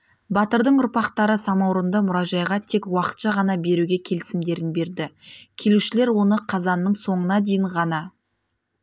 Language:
Kazakh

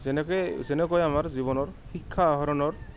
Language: Assamese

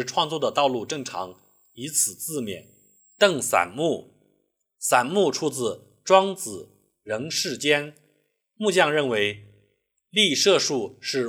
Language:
Chinese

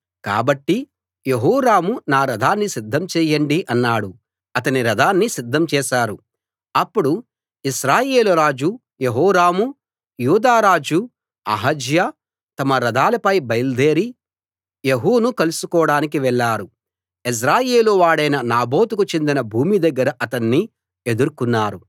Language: Telugu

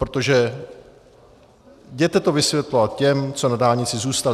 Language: Czech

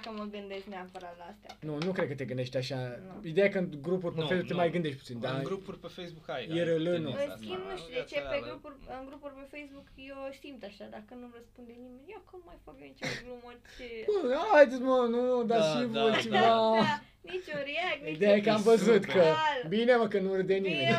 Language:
Romanian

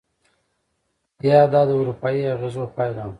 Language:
Pashto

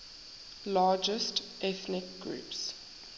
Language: English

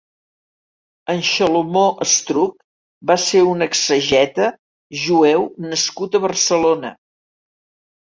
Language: Catalan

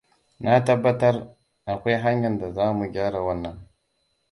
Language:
Hausa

